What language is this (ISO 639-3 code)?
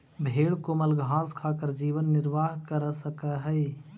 mag